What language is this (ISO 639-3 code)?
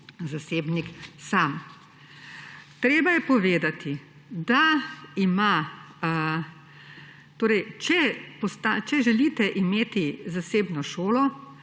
slv